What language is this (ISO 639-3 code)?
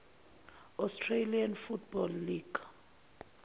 zul